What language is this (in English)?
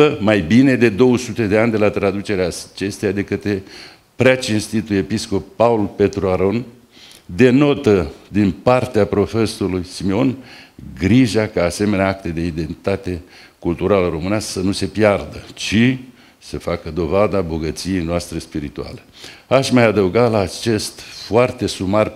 Romanian